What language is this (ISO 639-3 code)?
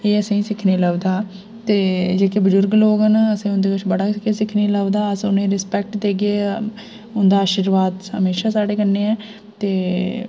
doi